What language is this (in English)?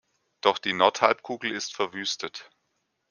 German